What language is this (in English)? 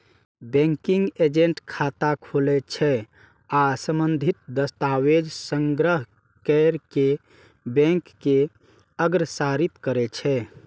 Maithili